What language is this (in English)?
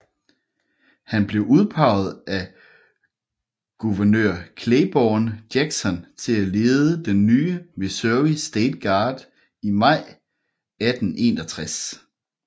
Danish